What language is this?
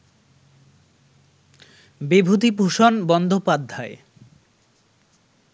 Bangla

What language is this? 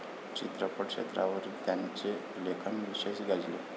Marathi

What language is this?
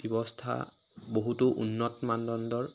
Assamese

